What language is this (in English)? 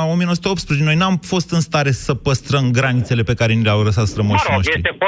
Romanian